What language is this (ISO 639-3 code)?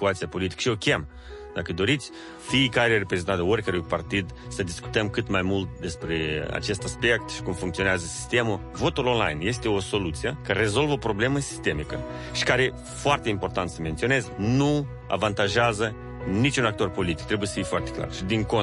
ron